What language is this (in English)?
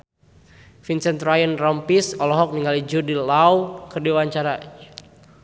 Sundanese